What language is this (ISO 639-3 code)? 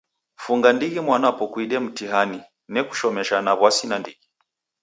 dav